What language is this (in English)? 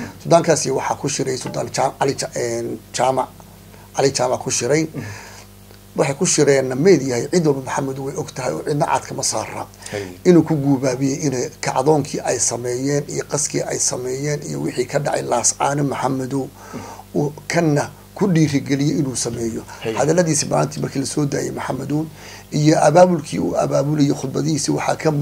Arabic